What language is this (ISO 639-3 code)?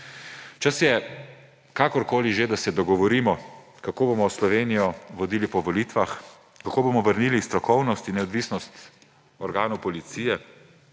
slv